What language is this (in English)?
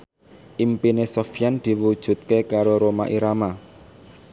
Javanese